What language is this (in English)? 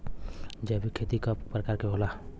Bhojpuri